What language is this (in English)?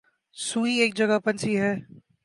Urdu